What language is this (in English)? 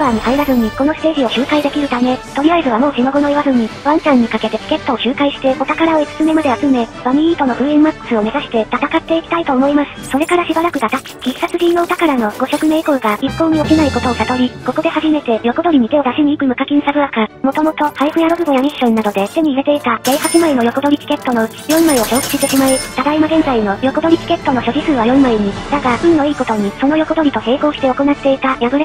Japanese